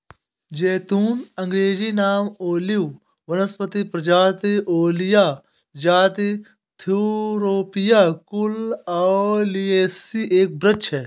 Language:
Hindi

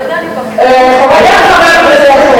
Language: Hebrew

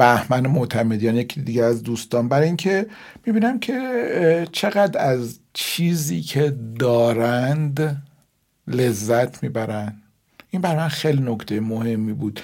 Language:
Persian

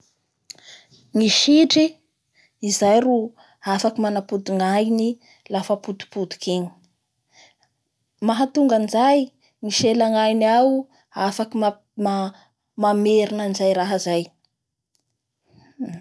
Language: Bara Malagasy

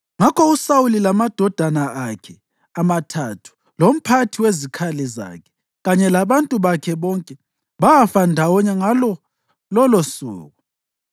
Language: North Ndebele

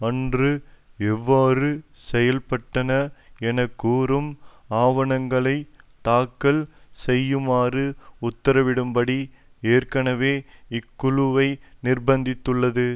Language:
Tamil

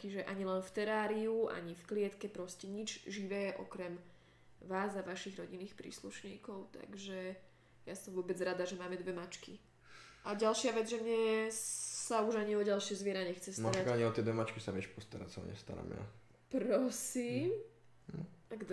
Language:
Slovak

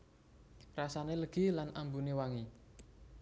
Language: Javanese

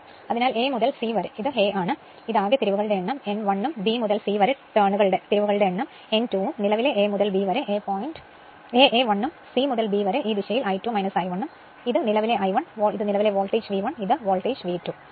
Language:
Malayalam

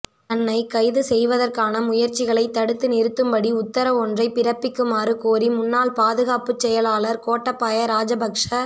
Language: Tamil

